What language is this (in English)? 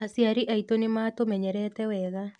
Kikuyu